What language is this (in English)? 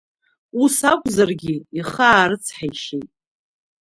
Abkhazian